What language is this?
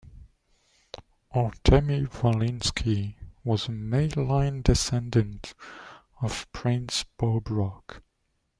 English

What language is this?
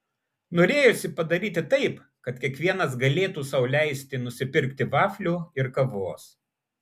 Lithuanian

